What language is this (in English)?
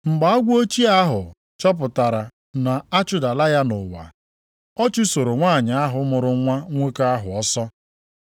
Igbo